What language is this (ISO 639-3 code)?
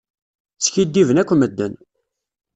kab